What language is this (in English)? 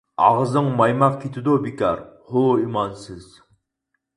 Uyghur